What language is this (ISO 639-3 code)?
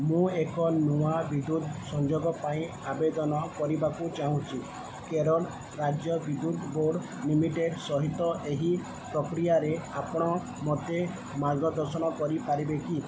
ori